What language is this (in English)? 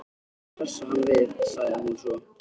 Icelandic